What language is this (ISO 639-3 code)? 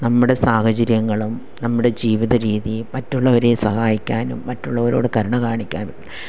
mal